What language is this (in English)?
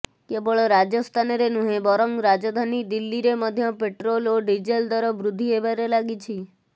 Odia